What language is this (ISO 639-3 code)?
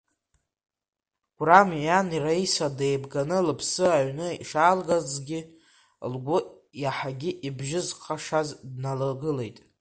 abk